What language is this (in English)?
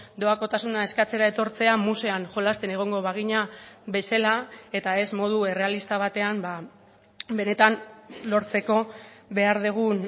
Basque